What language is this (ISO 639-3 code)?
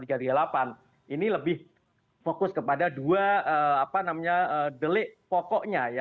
ind